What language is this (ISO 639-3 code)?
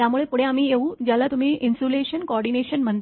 mar